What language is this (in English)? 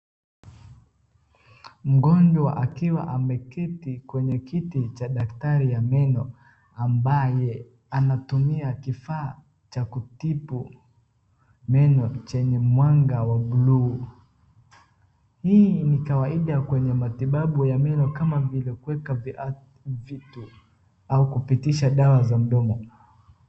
Swahili